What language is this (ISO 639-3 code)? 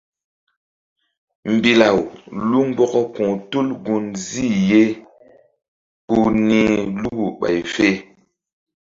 mdd